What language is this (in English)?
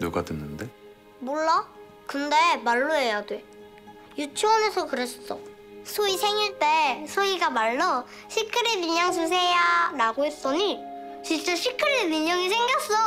Korean